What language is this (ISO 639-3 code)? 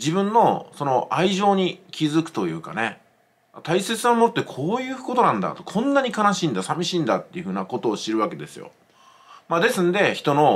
jpn